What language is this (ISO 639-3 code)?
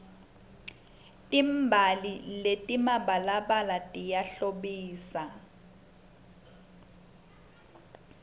ssw